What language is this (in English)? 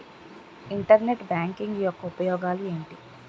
Telugu